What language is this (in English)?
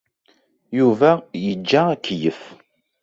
Kabyle